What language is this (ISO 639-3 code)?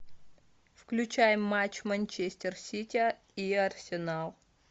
rus